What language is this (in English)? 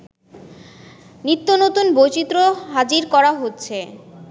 Bangla